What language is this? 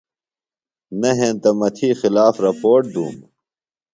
Phalura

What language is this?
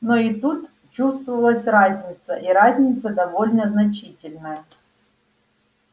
Russian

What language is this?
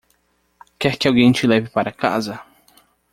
Portuguese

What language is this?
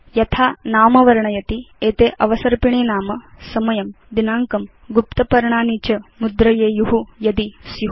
Sanskrit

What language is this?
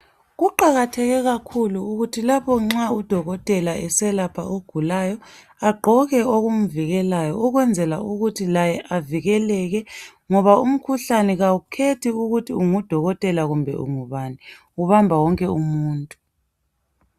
North Ndebele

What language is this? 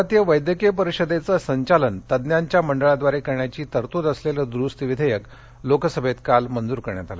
Marathi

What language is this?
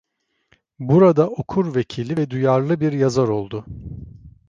Turkish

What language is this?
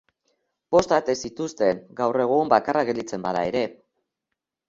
Basque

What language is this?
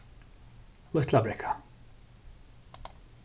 Faroese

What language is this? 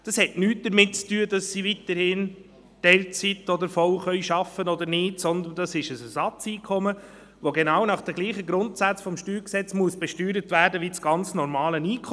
Swiss German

